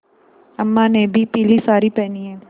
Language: Hindi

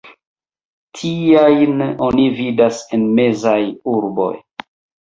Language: Esperanto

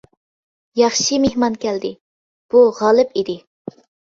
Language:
Uyghur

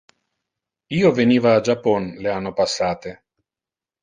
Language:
Interlingua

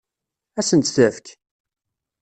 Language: Kabyle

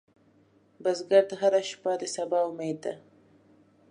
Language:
Pashto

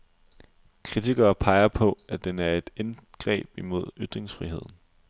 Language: Danish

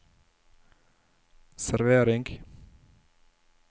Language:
Norwegian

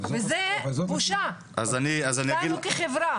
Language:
Hebrew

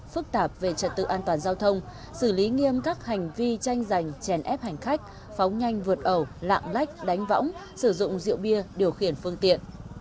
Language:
Vietnamese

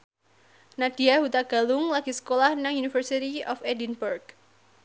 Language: Javanese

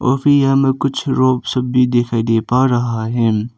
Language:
Hindi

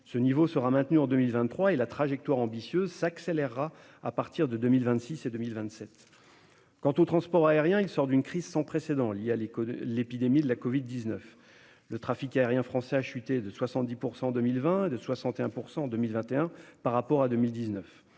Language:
French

